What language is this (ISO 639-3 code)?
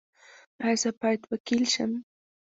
pus